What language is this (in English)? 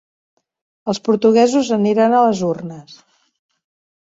Catalan